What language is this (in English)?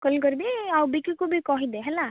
Odia